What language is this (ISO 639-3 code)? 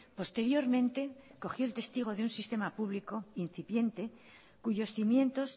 spa